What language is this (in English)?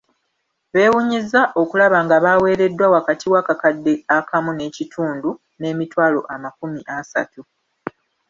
Ganda